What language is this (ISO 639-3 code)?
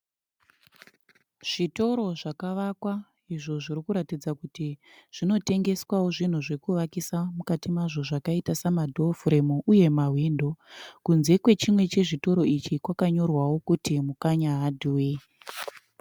sna